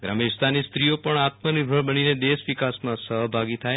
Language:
Gujarati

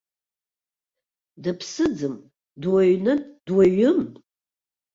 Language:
Abkhazian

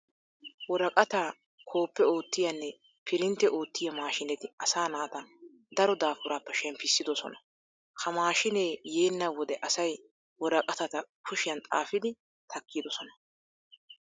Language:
Wolaytta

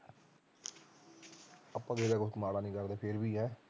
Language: Punjabi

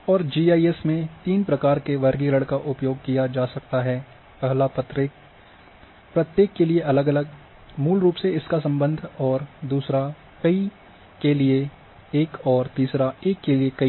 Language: Hindi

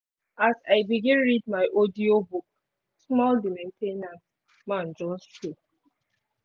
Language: Nigerian Pidgin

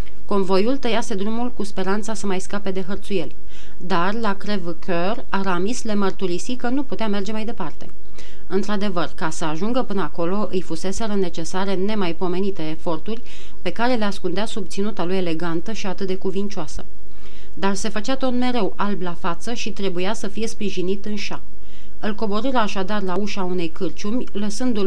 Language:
Romanian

